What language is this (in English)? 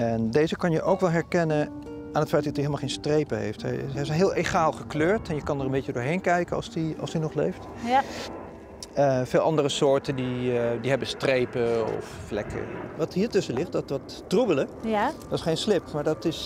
Dutch